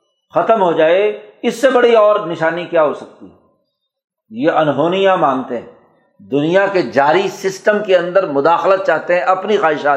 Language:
Urdu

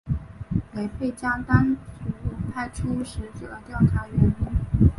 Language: Chinese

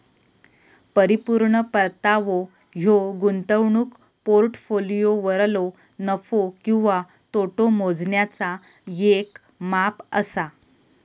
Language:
Marathi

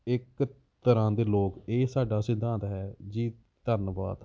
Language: Punjabi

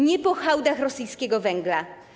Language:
Polish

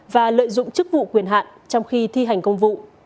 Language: Vietnamese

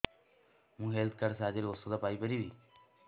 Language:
Odia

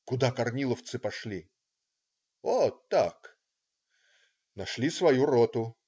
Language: Russian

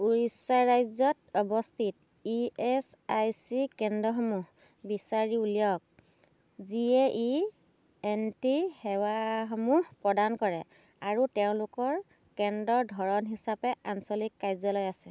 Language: Assamese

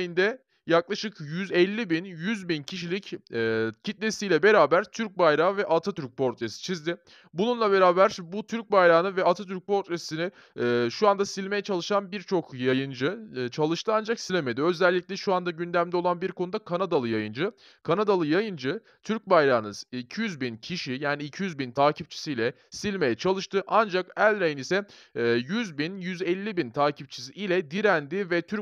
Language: Turkish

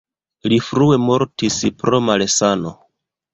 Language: Esperanto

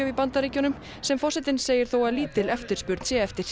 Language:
Icelandic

